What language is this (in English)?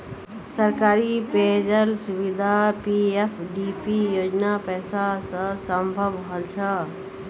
Magahi